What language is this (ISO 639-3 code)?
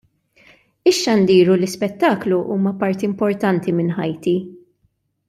mlt